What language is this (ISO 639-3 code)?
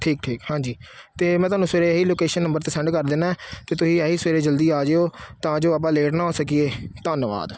pan